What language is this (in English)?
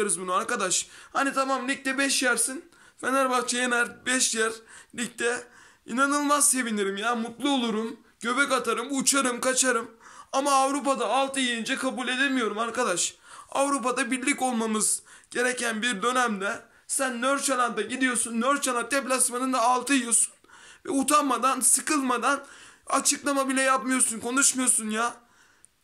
Turkish